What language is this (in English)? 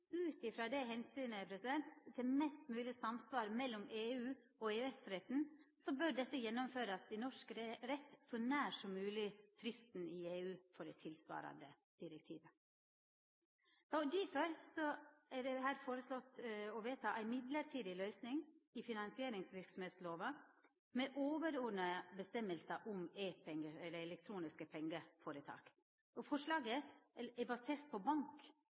Norwegian Nynorsk